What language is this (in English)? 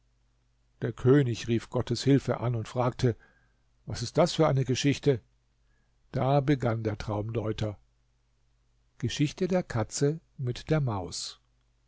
German